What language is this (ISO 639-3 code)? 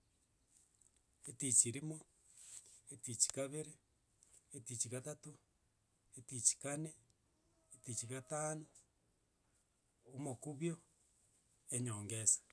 guz